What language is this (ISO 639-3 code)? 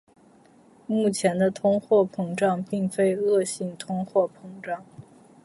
zho